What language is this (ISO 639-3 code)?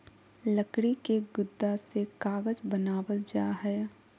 mag